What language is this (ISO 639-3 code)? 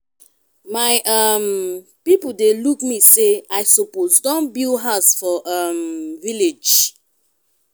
pcm